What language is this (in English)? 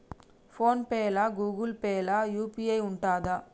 Telugu